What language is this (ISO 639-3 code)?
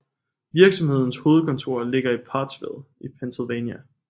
dan